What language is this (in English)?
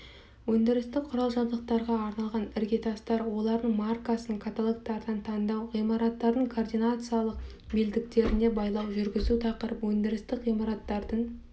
Kazakh